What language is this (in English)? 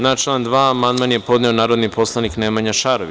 Serbian